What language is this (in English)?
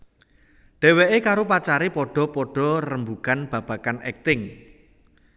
Javanese